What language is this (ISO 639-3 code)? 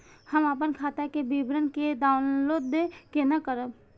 mai